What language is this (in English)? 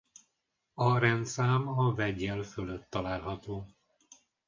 Hungarian